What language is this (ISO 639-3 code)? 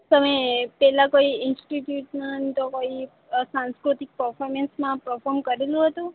guj